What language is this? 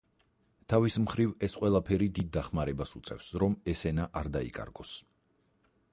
Georgian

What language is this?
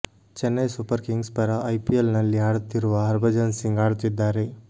Kannada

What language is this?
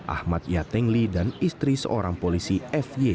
Indonesian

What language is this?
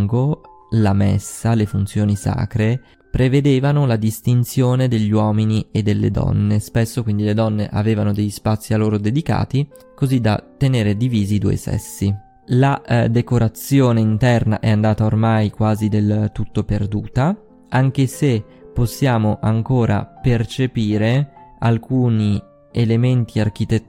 Italian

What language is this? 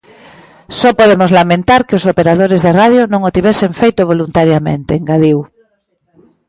Galician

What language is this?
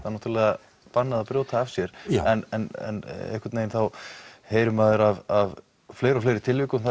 Icelandic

